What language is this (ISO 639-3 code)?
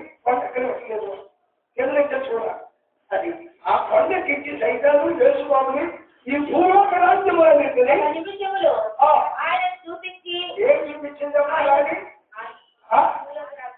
ara